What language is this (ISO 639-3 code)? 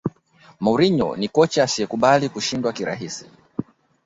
swa